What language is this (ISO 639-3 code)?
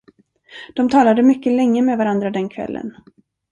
swe